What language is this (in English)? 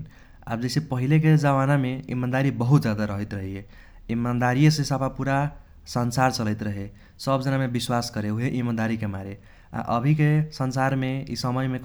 Kochila Tharu